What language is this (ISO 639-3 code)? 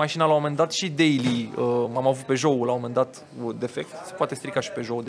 ron